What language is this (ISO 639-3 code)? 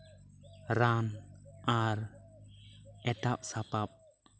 sat